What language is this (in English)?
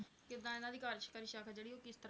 Punjabi